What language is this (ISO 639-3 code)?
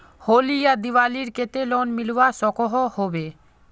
mag